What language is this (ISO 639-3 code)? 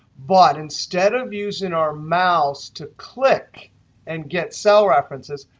eng